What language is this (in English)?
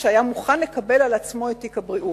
Hebrew